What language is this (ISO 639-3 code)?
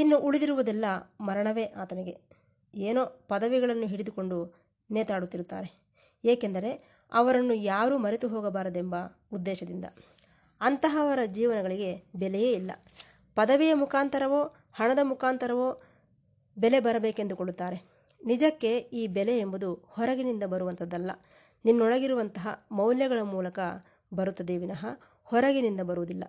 kan